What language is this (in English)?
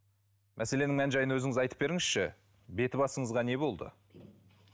Kazakh